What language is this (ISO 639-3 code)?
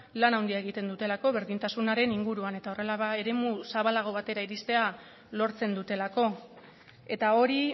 eus